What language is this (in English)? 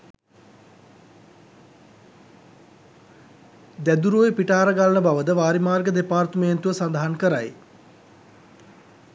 Sinhala